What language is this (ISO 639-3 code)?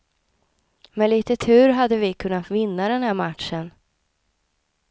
swe